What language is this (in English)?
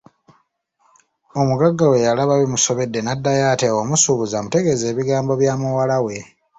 Ganda